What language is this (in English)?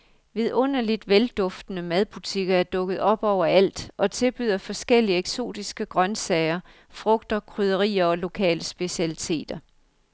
Danish